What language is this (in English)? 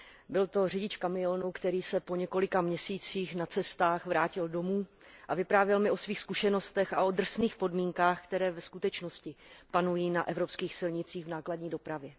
Czech